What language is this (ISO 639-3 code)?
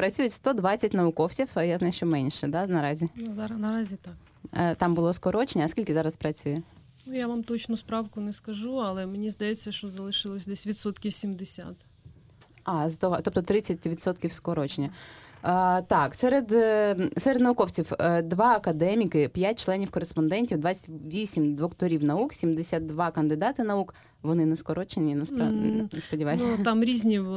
ukr